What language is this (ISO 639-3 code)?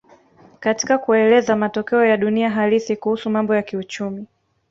swa